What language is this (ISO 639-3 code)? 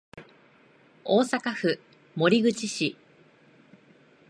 jpn